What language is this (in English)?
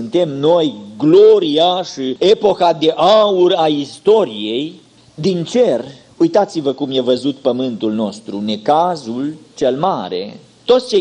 Romanian